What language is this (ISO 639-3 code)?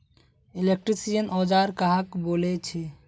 mag